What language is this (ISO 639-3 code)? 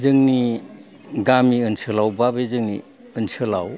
brx